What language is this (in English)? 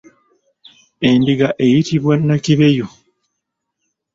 Ganda